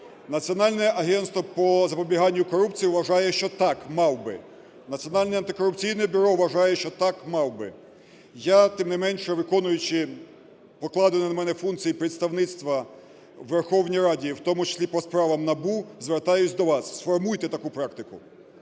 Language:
Ukrainian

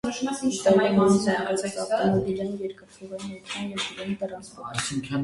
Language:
Armenian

